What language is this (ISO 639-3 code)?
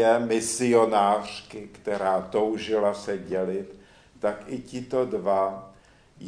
ces